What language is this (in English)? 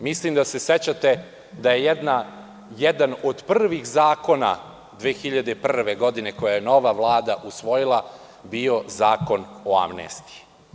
Serbian